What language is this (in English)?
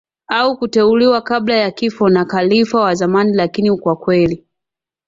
Swahili